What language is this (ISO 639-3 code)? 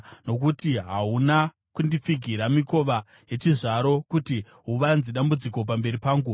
sna